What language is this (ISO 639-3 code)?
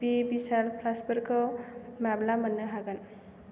brx